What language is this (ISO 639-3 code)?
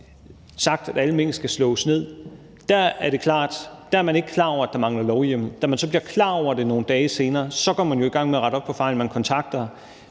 dan